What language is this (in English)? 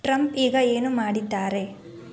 Kannada